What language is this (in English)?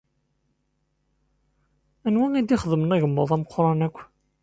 Kabyle